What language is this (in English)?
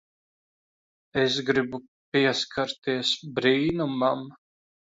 Latvian